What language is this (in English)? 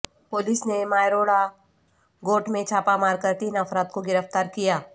Urdu